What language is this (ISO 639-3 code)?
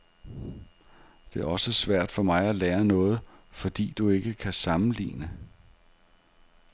dan